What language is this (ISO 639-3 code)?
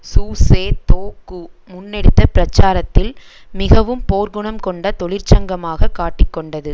tam